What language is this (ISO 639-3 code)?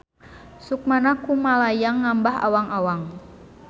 sun